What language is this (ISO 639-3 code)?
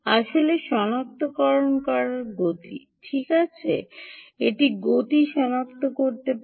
ben